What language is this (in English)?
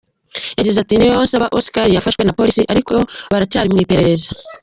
Kinyarwanda